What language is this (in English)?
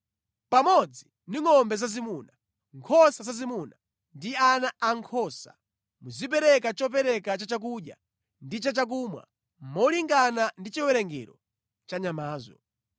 Nyanja